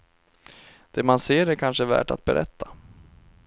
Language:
Swedish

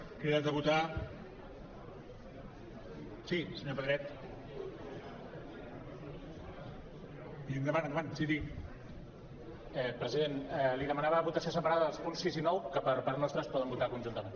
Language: Catalan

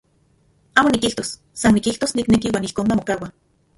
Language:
Central Puebla Nahuatl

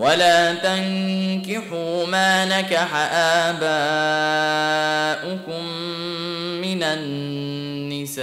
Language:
Arabic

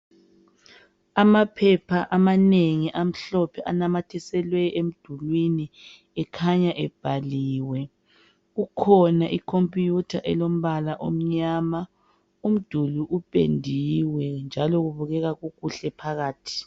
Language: North Ndebele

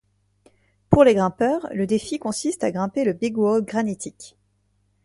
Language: French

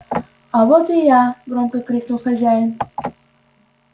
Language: Russian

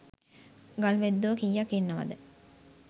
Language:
Sinhala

